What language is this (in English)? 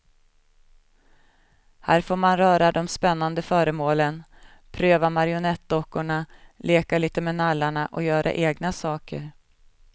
Swedish